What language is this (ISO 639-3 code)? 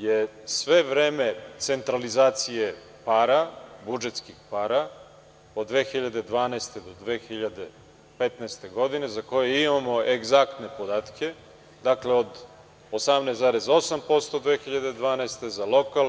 srp